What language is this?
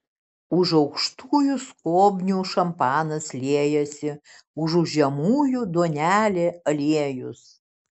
Lithuanian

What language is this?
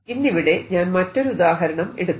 Malayalam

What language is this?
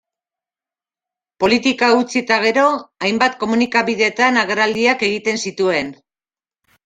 Basque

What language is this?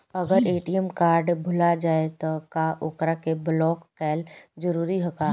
Bhojpuri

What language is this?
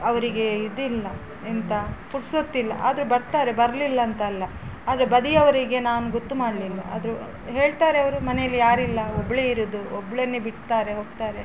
Kannada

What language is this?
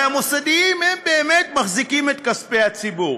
Hebrew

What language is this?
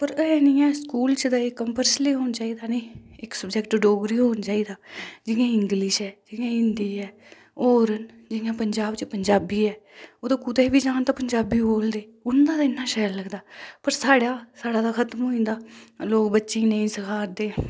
Dogri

